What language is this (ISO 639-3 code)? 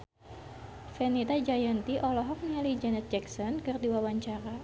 sun